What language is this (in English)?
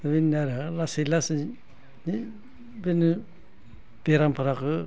Bodo